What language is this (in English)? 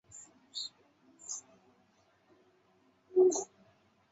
Chinese